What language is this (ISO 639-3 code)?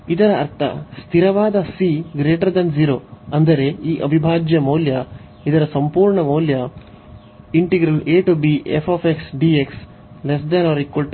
kan